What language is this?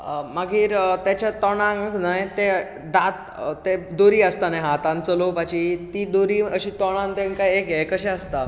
Konkani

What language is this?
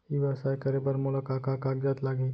Chhattisgarhi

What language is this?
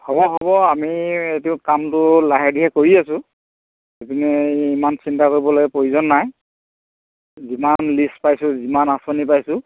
Assamese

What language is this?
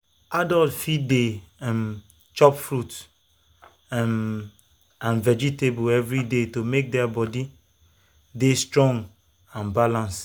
Nigerian Pidgin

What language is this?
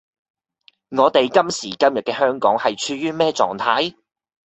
Cantonese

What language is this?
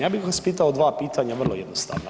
Croatian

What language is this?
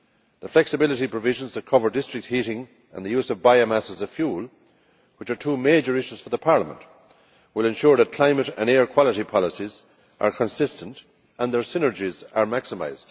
English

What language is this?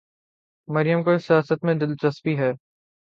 Urdu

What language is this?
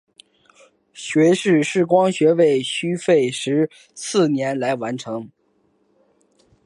Chinese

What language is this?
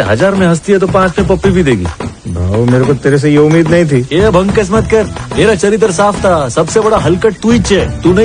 Hindi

